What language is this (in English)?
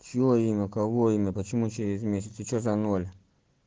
Russian